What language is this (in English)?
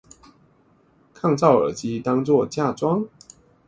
Chinese